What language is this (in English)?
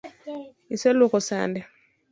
Luo (Kenya and Tanzania)